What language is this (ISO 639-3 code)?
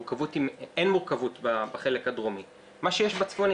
heb